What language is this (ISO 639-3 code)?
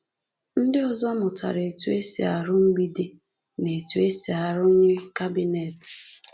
ibo